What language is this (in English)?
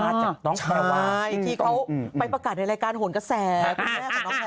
Thai